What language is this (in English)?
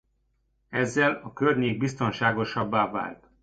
Hungarian